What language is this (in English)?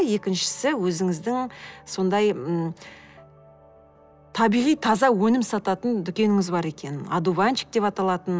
Kazakh